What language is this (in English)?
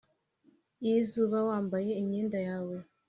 Kinyarwanda